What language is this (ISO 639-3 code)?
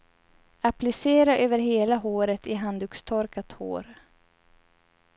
swe